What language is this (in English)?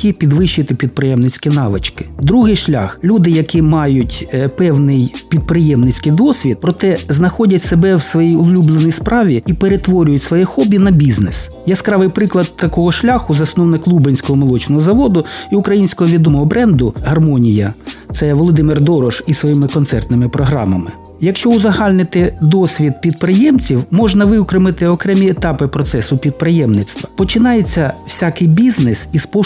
Ukrainian